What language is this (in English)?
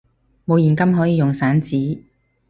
Cantonese